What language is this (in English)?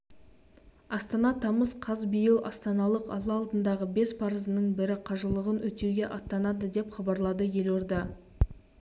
Kazakh